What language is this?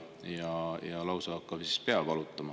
Estonian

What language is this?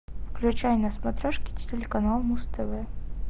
Russian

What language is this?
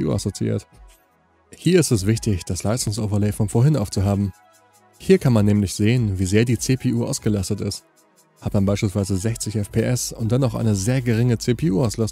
German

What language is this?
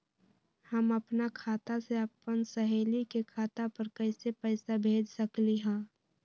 Magahi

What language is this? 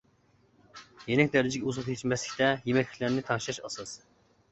Uyghur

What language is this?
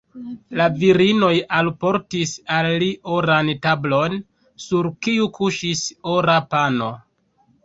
Esperanto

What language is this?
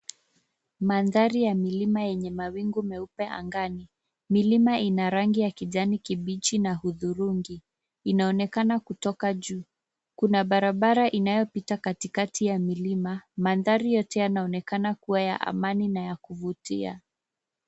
Swahili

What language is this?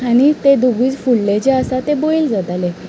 Konkani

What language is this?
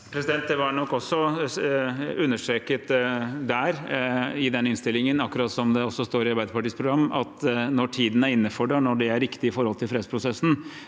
Norwegian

